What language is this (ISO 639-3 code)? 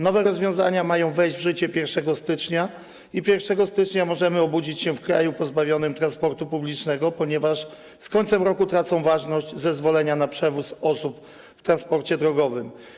pol